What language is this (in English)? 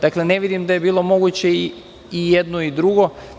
Serbian